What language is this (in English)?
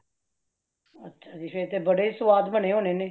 Punjabi